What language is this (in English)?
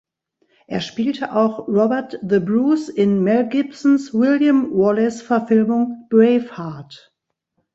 German